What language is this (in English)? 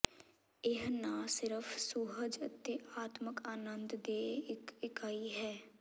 Punjabi